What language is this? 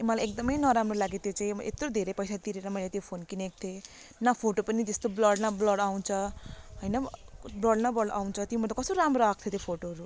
Nepali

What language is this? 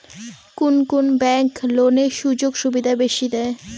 Bangla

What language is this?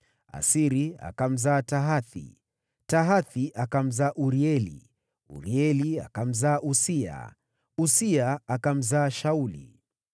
Swahili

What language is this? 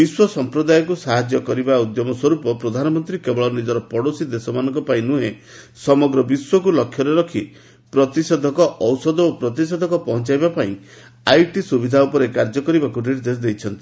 Odia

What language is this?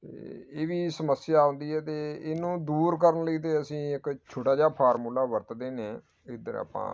Punjabi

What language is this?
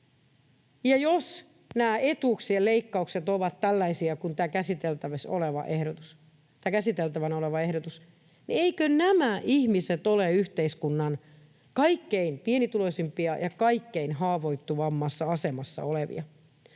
Finnish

